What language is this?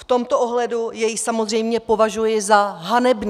Czech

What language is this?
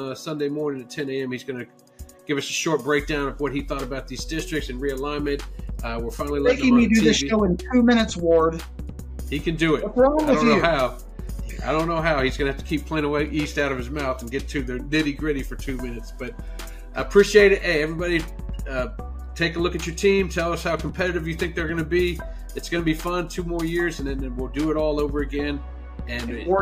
English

